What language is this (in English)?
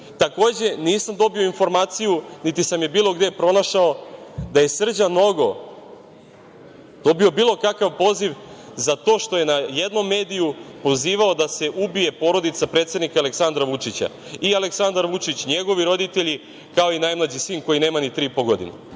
Serbian